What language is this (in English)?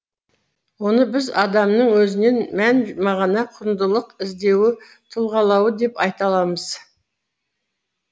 Kazakh